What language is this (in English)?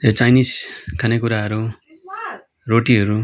Nepali